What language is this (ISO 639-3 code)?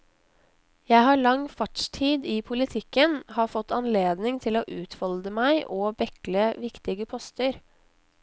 nor